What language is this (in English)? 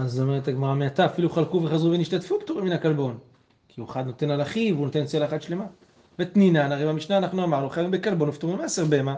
Hebrew